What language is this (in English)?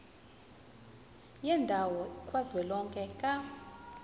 Zulu